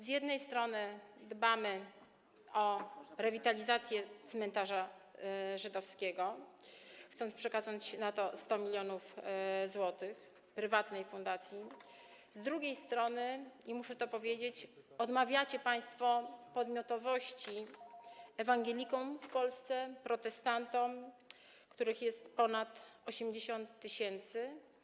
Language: Polish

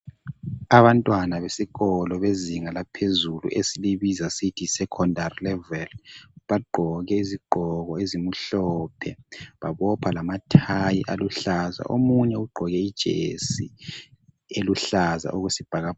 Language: North Ndebele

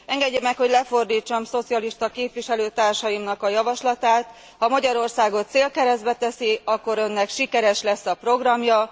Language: Hungarian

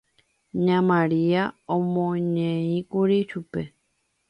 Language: Guarani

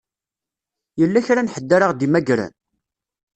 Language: Kabyle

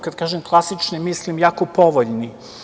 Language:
Serbian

